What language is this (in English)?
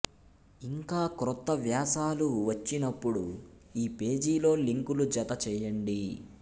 Telugu